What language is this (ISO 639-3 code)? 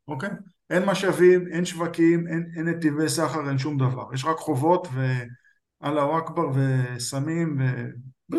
heb